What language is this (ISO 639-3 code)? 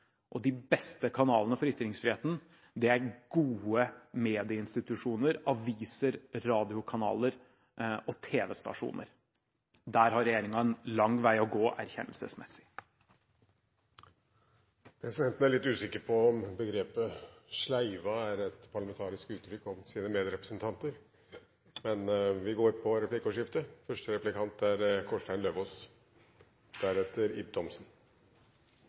nob